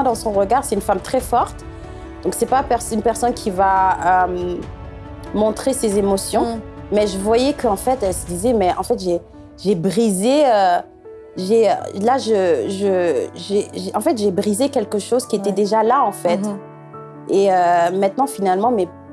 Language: French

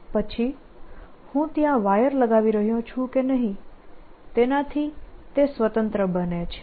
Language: Gujarati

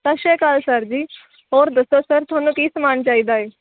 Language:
Punjabi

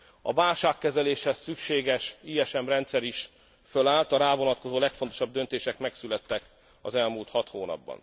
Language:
Hungarian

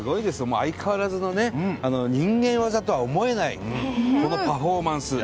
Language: Japanese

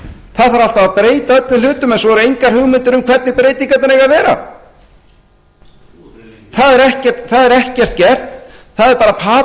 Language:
Icelandic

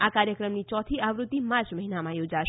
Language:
Gujarati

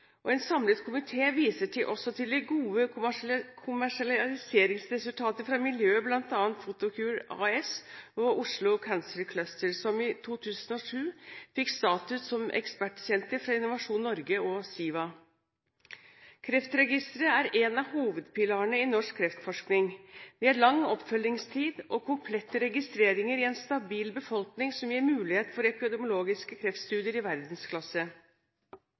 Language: Norwegian Bokmål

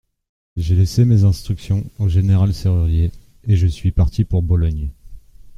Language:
French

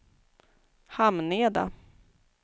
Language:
Swedish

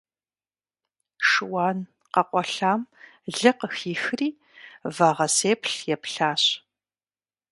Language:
Kabardian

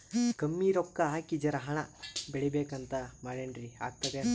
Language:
Kannada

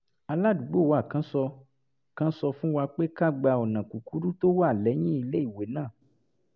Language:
Yoruba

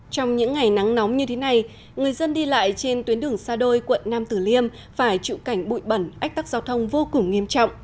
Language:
Vietnamese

